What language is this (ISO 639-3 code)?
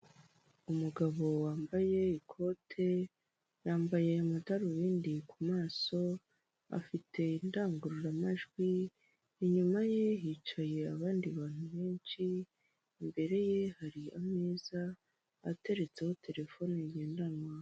kin